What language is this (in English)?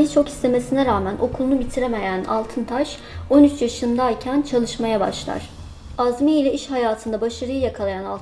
Turkish